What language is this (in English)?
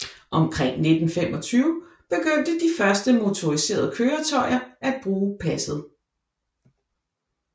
Danish